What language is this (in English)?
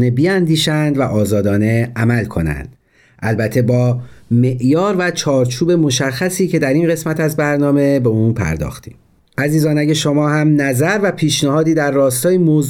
Persian